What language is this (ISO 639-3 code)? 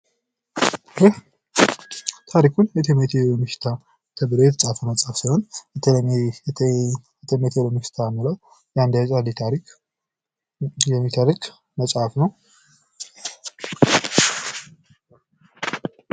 amh